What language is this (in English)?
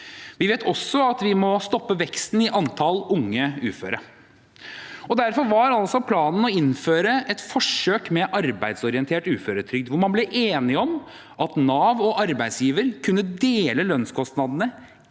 Norwegian